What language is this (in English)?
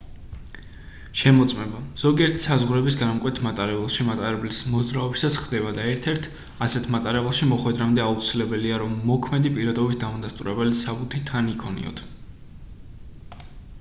Georgian